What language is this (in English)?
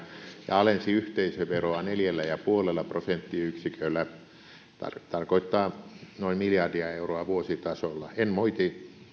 Finnish